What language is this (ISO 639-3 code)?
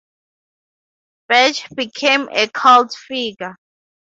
eng